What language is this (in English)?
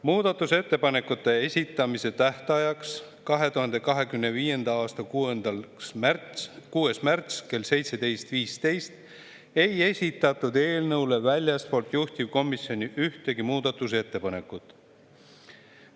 Estonian